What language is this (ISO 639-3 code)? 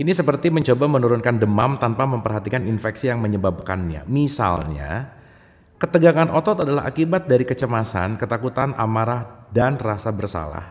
ind